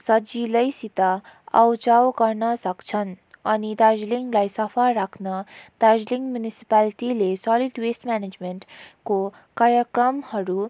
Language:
Nepali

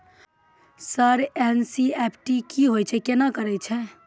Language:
Maithili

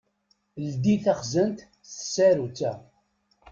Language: Kabyle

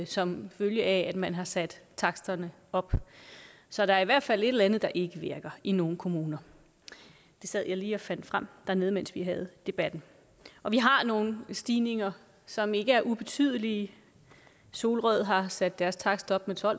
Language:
Danish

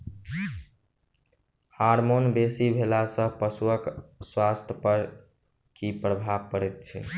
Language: Maithili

